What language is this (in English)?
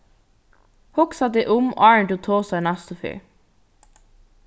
Faroese